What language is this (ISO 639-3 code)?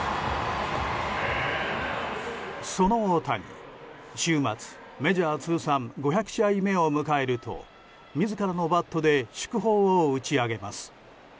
jpn